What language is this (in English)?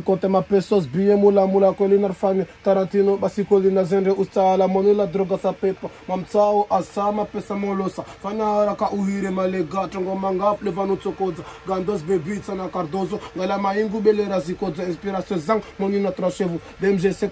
Arabic